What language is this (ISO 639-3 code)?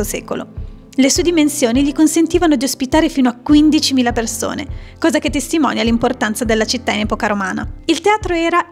ita